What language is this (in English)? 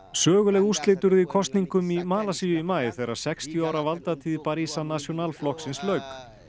Icelandic